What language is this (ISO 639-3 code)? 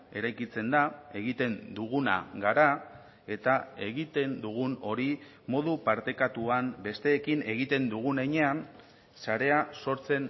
eus